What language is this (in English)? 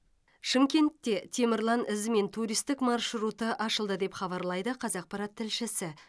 Kazakh